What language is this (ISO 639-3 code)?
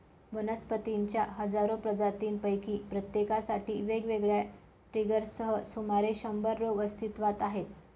mar